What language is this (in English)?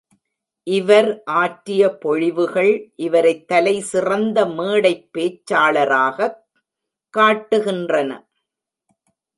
Tamil